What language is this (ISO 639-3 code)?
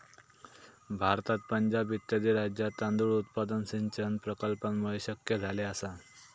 mar